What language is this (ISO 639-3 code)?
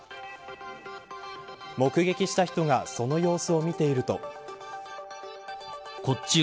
jpn